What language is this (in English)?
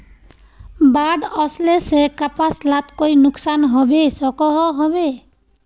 Magahi